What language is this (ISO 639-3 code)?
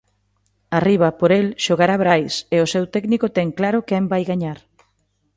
glg